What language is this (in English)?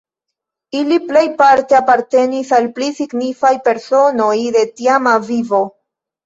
Esperanto